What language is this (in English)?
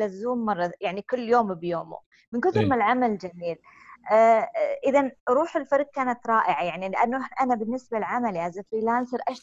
Arabic